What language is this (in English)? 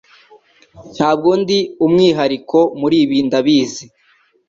Kinyarwanda